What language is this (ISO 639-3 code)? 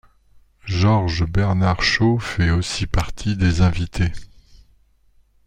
fra